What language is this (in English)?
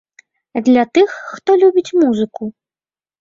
Belarusian